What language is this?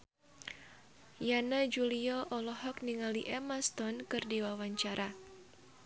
Sundanese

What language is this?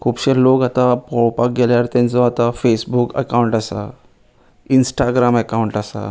Konkani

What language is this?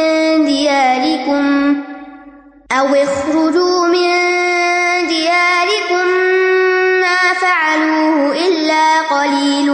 Urdu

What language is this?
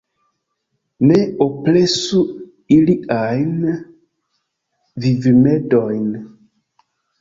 Esperanto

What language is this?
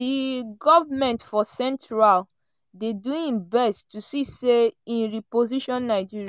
Nigerian Pidgin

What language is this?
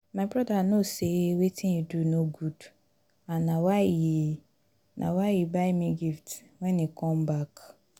Nigerian Pidgin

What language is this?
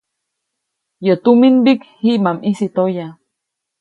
Copainalá Zoque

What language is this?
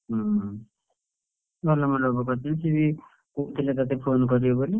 Odia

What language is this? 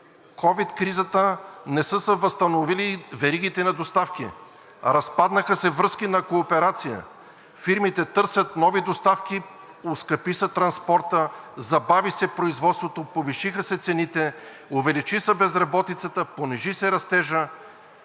Bulgarian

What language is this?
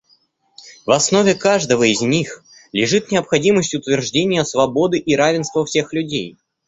Russian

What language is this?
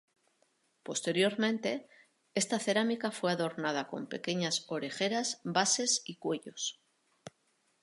Spanish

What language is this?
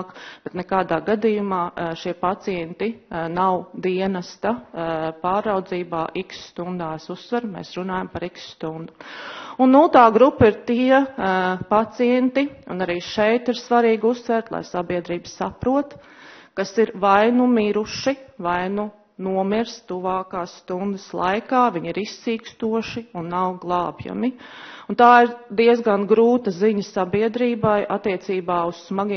Latvian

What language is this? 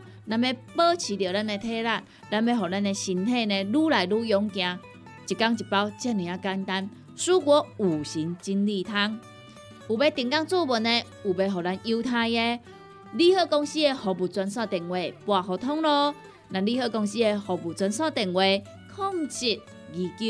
Chinese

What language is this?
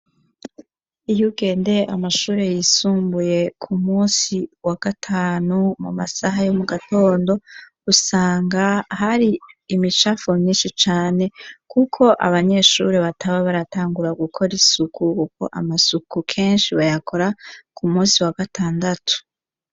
Rundi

